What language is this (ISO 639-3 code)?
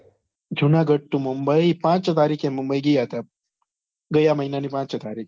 guj